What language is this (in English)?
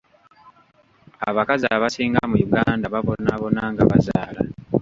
Ganda